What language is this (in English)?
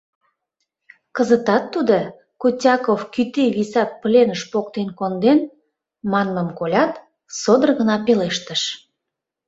Mari